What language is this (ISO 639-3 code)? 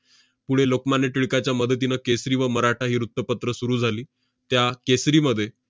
mar